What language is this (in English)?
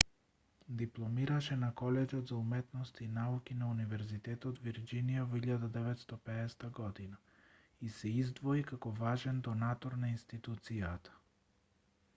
Macedonian